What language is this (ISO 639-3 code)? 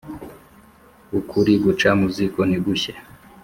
kin